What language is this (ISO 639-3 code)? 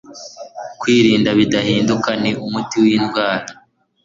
kin